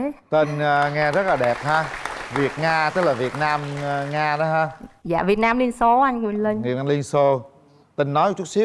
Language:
Vietnamese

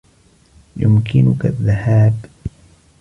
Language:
Arabic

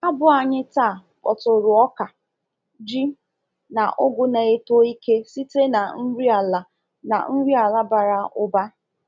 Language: Igbo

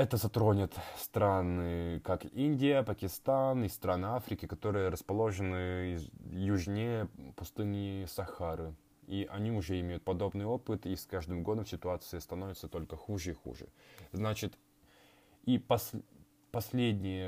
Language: Russian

